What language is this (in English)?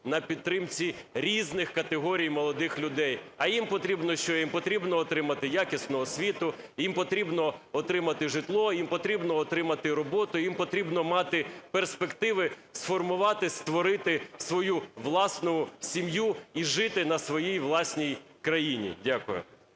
Ukrainian